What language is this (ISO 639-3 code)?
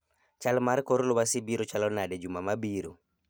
luo